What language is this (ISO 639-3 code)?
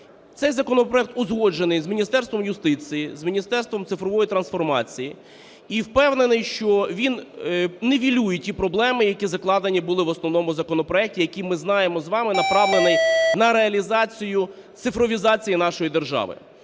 ukr